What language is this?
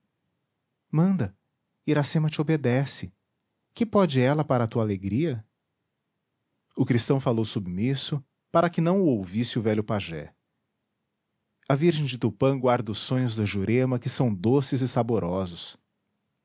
Portuguese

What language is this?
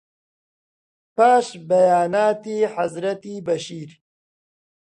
Central Kurdish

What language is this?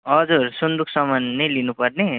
Nepali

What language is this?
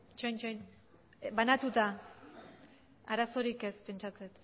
Basque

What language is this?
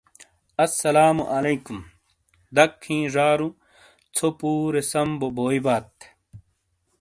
Shina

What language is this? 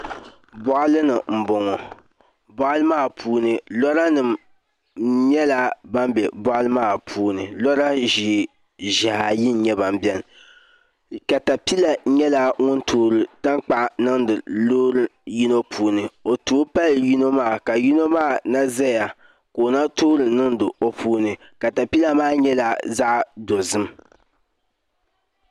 Dagbani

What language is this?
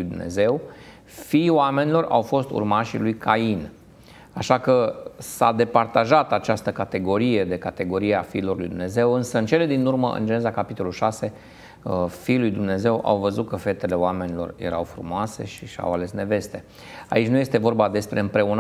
Romanian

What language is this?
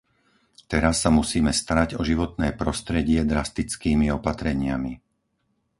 Slovak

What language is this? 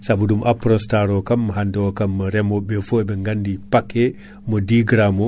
Fula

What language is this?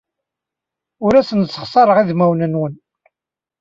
Kabyle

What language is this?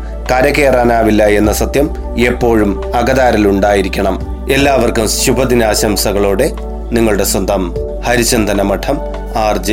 Malayalam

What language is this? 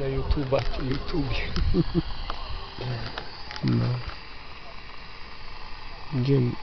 Polish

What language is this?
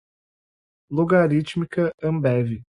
Portuguese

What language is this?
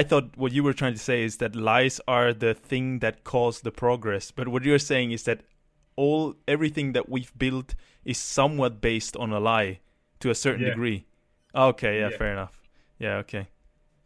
English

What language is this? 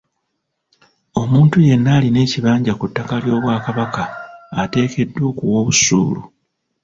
Ganda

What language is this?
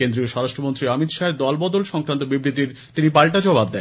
Bangla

